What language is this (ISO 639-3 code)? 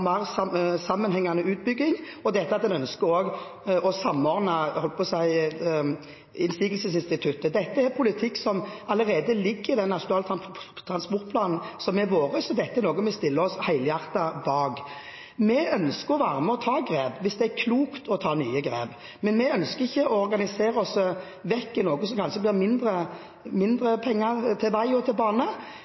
nob